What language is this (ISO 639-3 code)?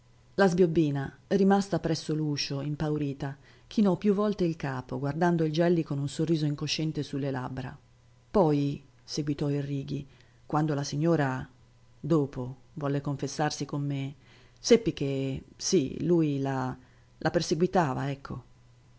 ita